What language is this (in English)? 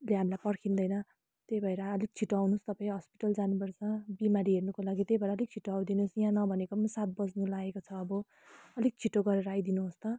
Nepali